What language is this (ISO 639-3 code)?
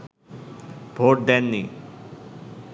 ben